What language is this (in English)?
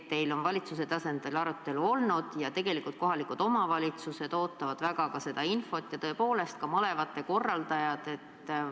Estonian